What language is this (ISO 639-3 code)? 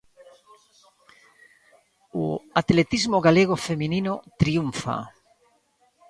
glg